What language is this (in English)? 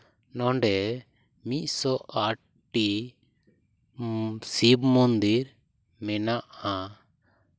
Santali